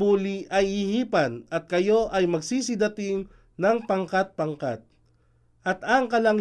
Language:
Filipino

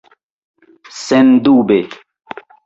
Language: Esperanto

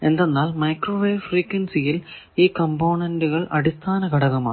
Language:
Malayalam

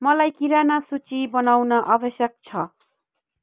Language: Nepali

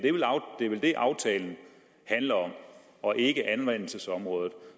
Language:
Danish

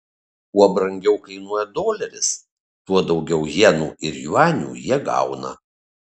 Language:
Lithuanian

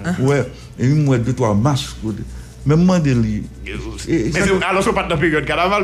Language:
French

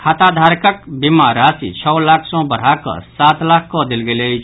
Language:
Maithili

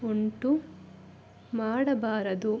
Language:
Kannada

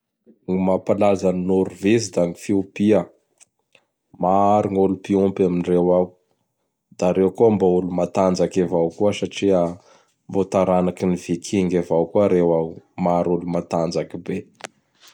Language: Bara Malagasy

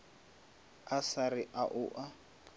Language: Northern Sotho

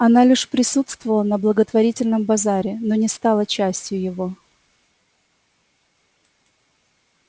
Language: Russian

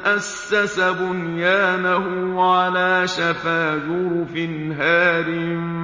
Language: Arabic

